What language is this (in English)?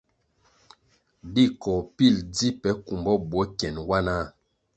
Kwasio